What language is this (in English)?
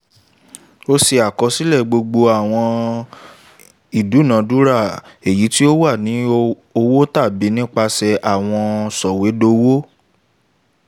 Yoruba